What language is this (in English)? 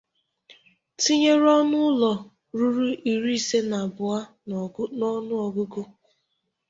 Igbo